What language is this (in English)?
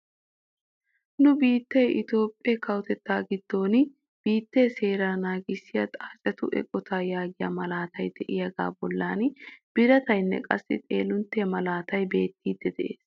Wolaytta